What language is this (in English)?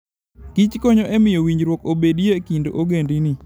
Luo (Kenya and Tanzania)